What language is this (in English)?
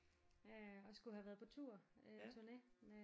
Danish